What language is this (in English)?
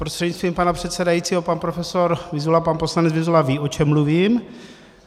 Czech